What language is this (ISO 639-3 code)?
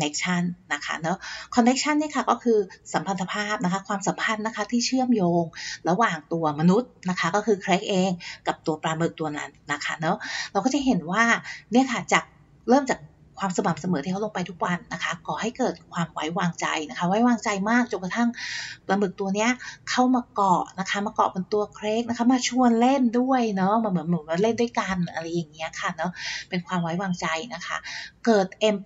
tha